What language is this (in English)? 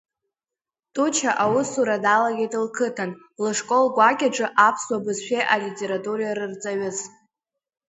Abkhazian